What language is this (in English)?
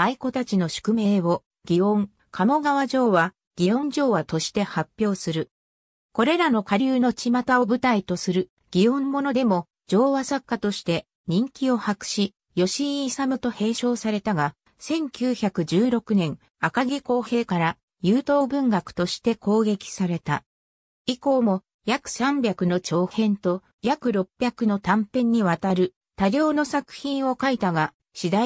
Japanese